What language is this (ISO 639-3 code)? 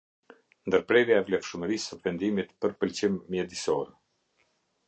sqi